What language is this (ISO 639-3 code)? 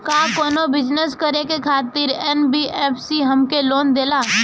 bho